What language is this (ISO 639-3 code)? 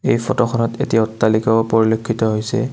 asm